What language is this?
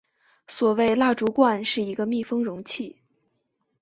Chinese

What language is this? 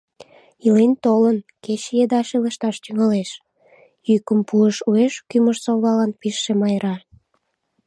Mari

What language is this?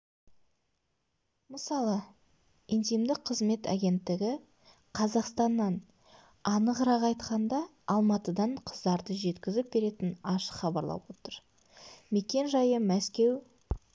Kazakh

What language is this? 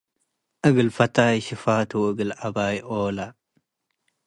Tigre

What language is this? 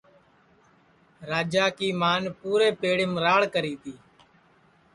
Sansi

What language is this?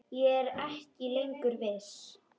Icelandic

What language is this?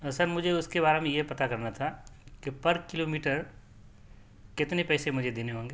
Urdu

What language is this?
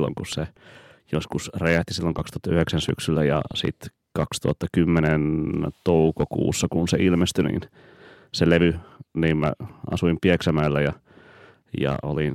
Finnish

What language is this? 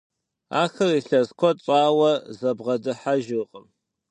Kabardian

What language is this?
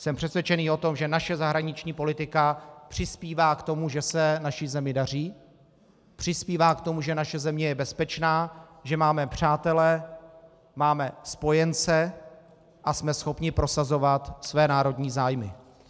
Czech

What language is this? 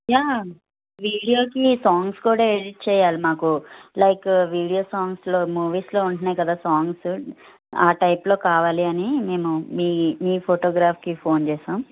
Telugu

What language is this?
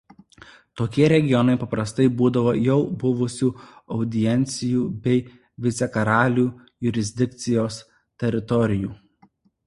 Lithuanian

